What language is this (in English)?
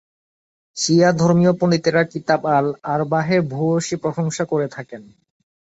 Bangla